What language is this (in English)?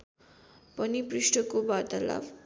Nepali